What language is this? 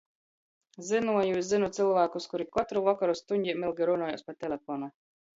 Latgalian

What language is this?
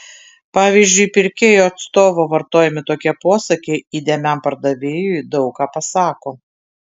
Lithuanian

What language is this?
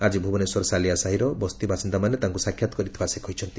Odia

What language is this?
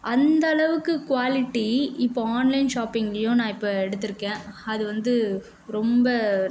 Tamil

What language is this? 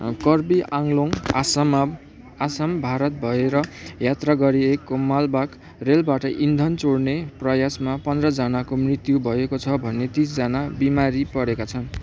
Nepali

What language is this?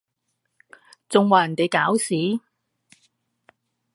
Cantonese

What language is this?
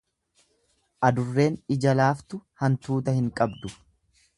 Oromo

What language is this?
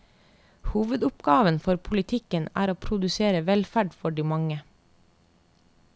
Norwegian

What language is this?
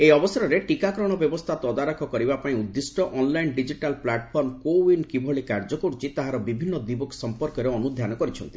Odia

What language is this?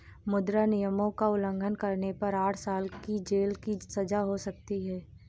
Hindi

